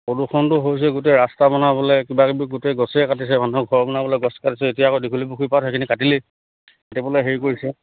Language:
Assamese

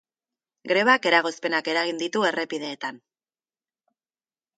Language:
Basque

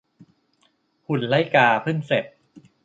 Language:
Thai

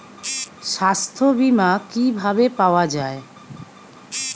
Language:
Bangla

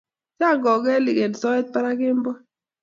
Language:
Kalenjin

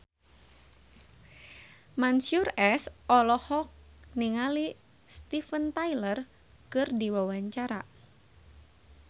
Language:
Sundanese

